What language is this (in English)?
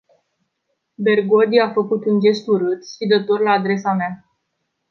Romanian